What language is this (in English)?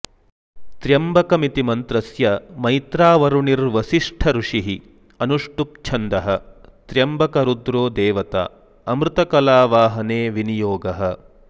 Sanskrit